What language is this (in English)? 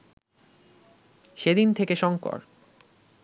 Bangla